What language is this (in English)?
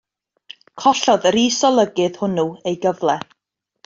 Welsh